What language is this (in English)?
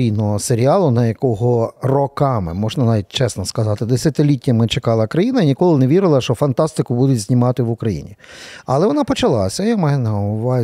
Ukrainian